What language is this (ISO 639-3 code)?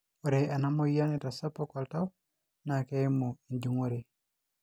mas